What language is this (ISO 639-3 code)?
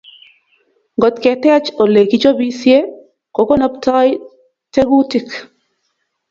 kln